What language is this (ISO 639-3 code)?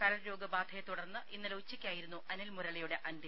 mal